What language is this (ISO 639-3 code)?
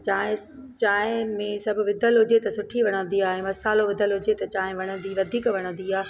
snd